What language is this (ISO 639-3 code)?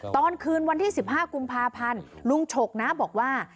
tha